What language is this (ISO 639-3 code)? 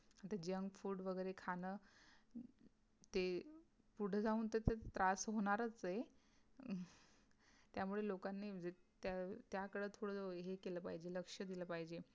mar